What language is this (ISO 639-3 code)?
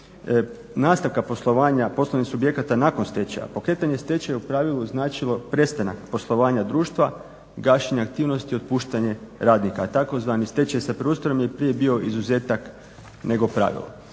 hrv